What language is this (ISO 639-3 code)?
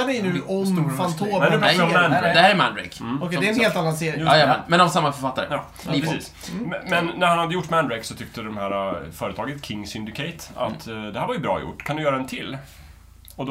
swe